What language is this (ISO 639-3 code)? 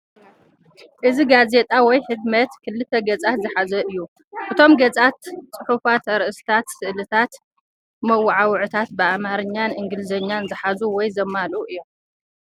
tir